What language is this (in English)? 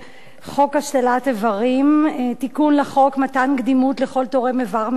Hebrew